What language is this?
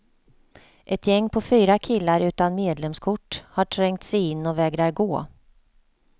Swedish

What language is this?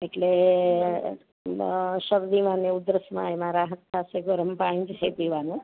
Gujarati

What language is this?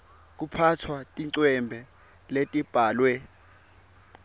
Swati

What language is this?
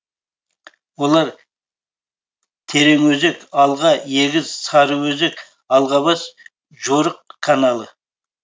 Kazakh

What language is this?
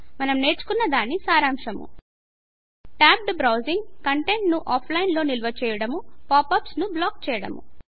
Telugu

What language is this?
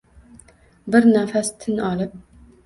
Uzbek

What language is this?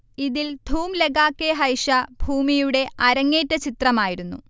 Malayalam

